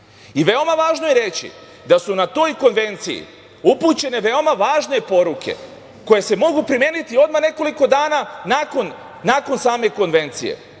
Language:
Serbian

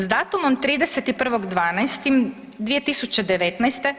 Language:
Croatian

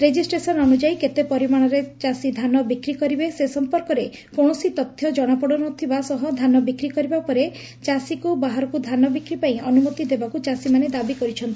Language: Odia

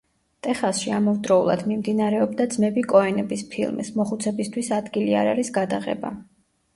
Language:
Georgian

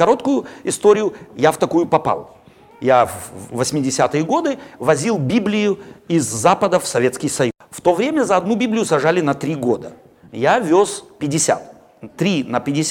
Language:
Russian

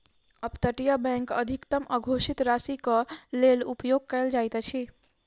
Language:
Maithili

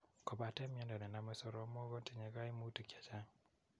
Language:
Kalenjin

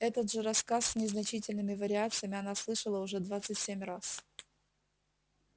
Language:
Russian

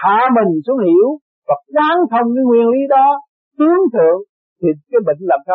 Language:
Vietnamese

